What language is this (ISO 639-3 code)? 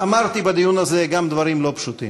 heb